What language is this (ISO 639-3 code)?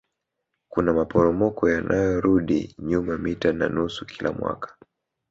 swa